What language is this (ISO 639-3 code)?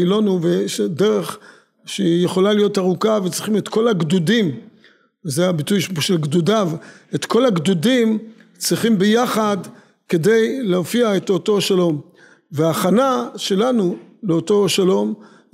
heb